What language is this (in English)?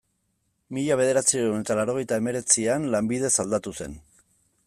Basque